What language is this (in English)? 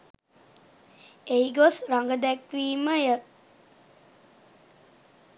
Sinhala